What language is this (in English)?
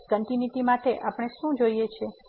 Gujarati